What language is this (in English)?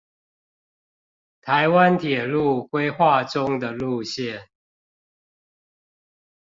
Chinese